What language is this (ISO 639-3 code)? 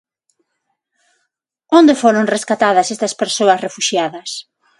glg